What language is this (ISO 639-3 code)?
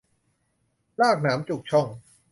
tha